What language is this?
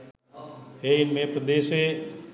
Sinhala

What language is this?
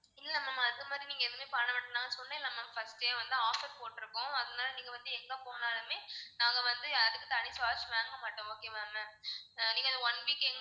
Tamil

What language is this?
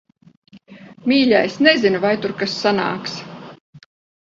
Latvian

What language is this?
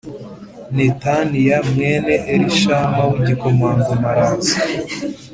Kinyarwanda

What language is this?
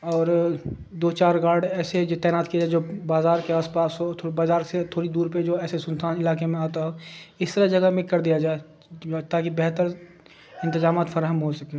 Urdu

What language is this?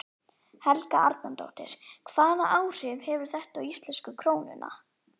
Icelandic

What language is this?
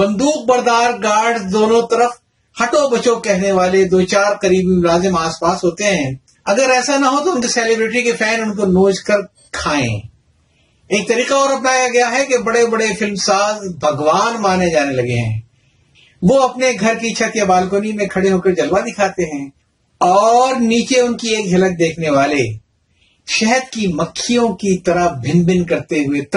Urdu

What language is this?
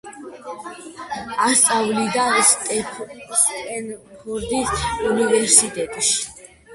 Georgian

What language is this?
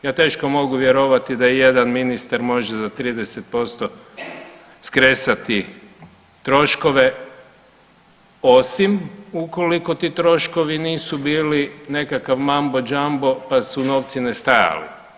Croatian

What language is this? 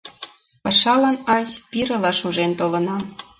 Mari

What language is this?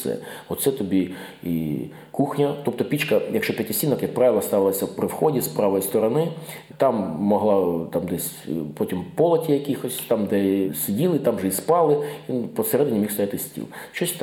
Ukrainian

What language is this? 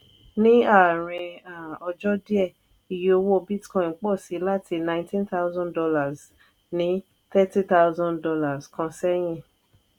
Yoruba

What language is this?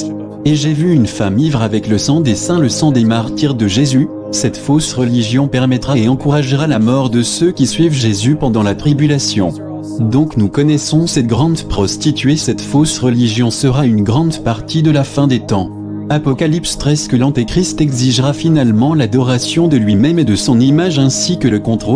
French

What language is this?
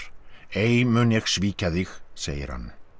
Icelandic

